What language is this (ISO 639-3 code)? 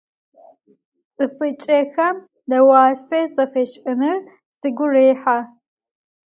ady